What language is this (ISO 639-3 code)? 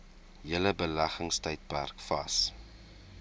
afr